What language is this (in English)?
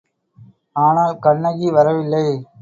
Tamil